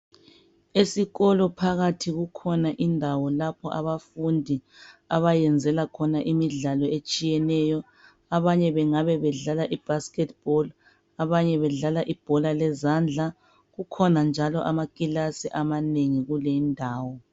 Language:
North Ndebele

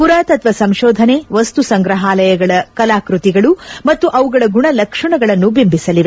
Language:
Kannada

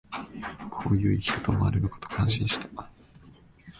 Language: Japanese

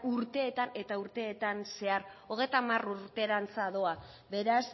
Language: Basque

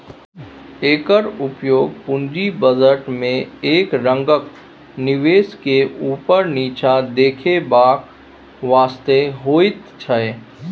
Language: Maithili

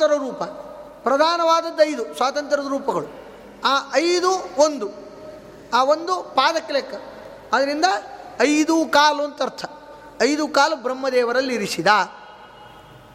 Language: Kannada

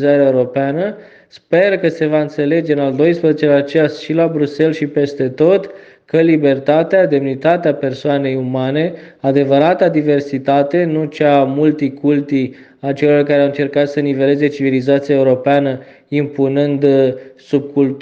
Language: Romanian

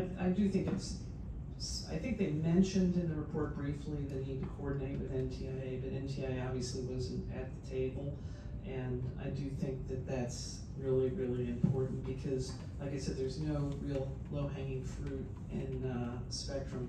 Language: English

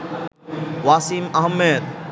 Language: Bangla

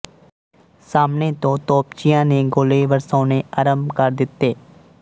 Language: Punjabi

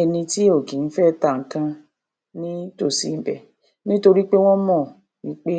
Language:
Yoruba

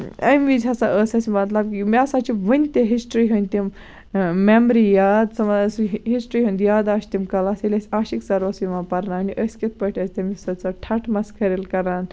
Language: Kashmiri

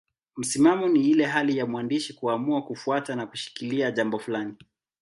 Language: Swahili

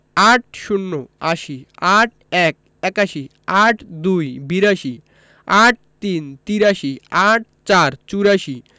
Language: Bangla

